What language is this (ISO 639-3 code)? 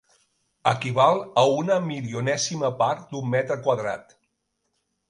cat